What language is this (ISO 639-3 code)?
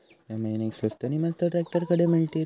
mar